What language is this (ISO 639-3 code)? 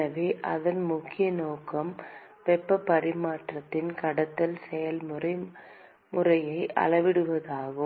tam